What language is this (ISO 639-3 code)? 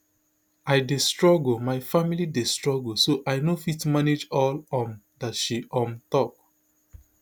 pcm